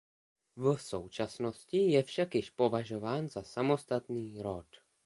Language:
Czech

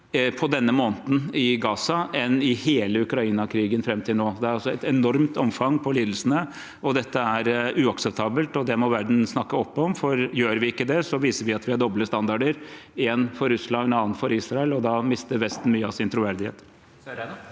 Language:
Norwegian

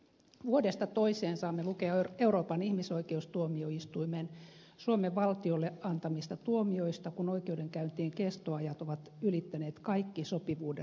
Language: Finnish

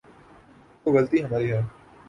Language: Urdu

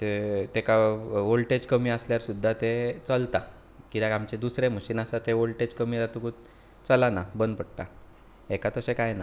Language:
Konkani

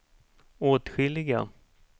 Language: Swedish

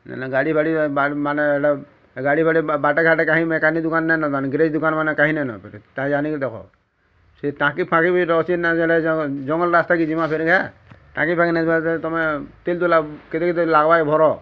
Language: Odia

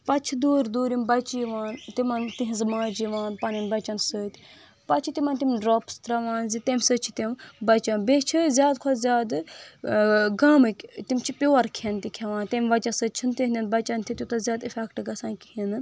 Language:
Kashmiri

